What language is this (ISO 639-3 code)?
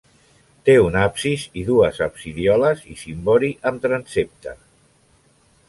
cat